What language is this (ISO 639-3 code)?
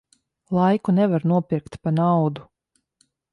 lav